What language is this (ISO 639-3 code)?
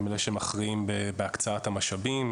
heb